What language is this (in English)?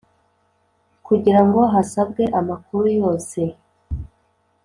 Kinyarwanda